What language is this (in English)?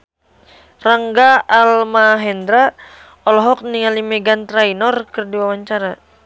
Sundanese